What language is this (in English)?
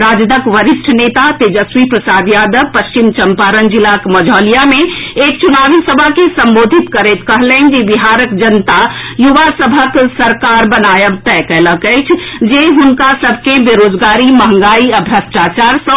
Maithili